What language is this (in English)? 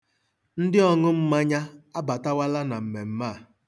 Igbo